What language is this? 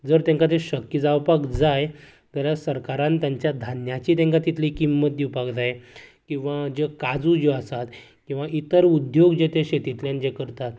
Konkani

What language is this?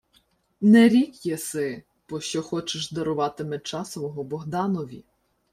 Ukrainian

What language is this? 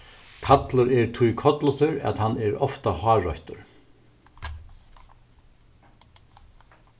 Faroese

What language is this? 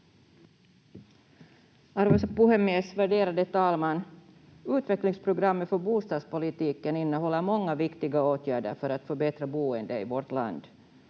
Finnish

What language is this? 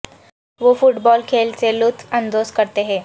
Urdu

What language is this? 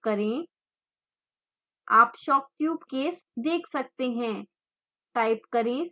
Hindi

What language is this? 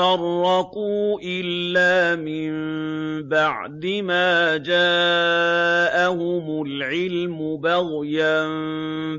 Arabic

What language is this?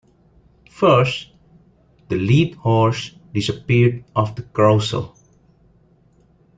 English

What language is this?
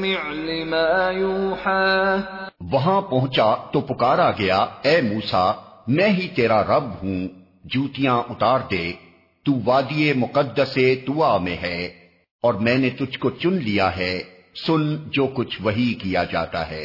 Urdu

